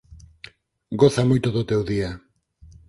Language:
Galician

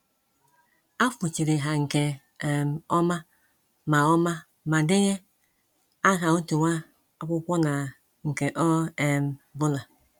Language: Igbo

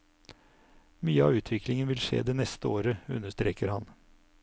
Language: Norwegian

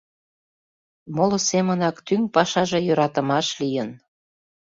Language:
Mari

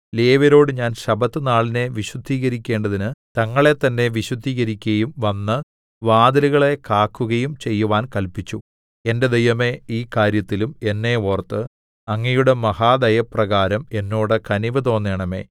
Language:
Malayalam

